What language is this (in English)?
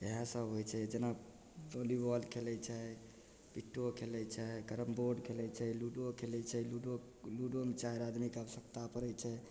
Maithili